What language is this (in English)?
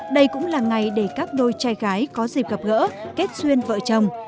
Vietnamese